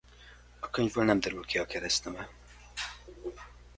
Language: Hungarian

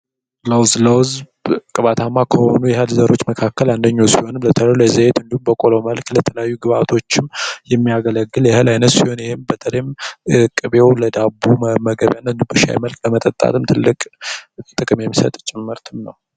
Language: Amharic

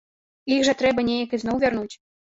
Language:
Belarusian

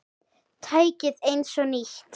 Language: Icelandic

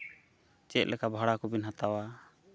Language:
Santali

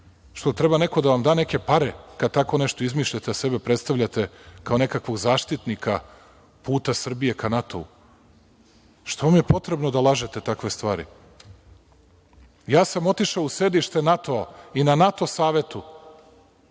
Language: Serbian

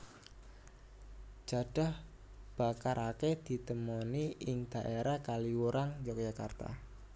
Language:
Javanese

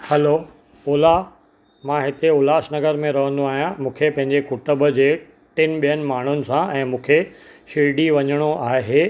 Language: Sindhi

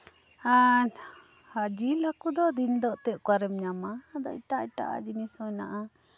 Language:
Santali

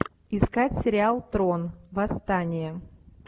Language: Russian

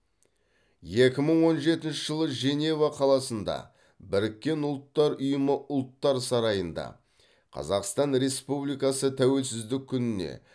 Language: Kazakh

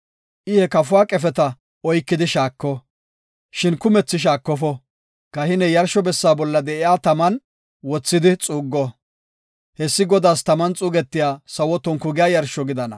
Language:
Gofa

